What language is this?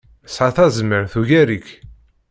Kabyle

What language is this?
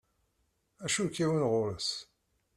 Kabyle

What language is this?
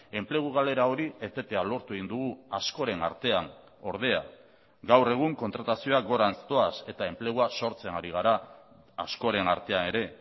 Basque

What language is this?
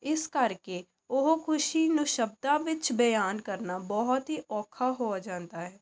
Punjabi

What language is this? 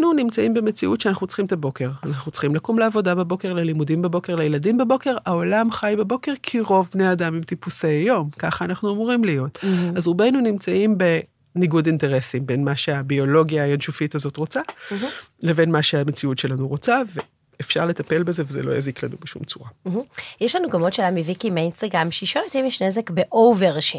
Hebrew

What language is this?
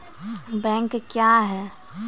Maithili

